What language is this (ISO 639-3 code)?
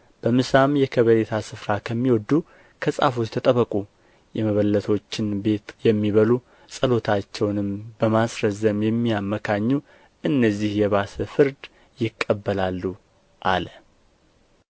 amh